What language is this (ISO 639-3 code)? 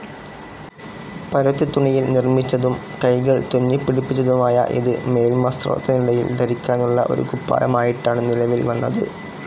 mal